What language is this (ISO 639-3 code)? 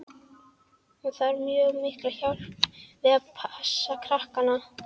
isl